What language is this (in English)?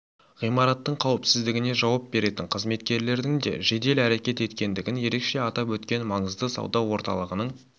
Kazakh